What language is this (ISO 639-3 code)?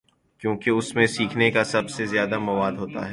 urd